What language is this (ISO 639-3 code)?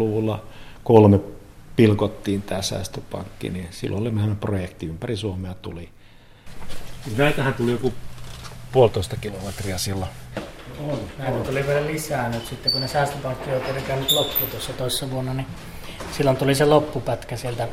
fin